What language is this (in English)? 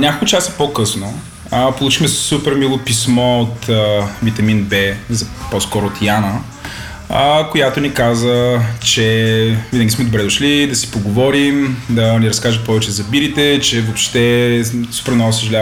Bulgarian